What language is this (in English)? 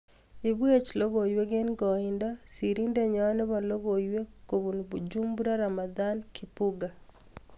Kalenjin